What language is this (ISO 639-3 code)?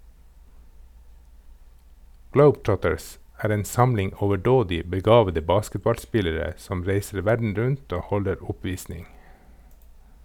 nor